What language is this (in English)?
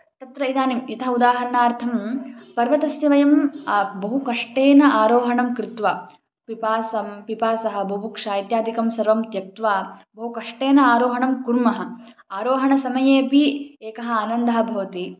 Sanskrit